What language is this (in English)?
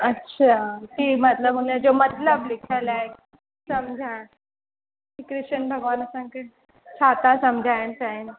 Sindhi